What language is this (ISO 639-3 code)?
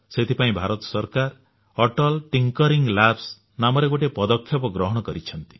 ori